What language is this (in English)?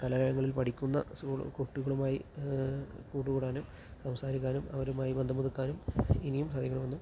Malayalam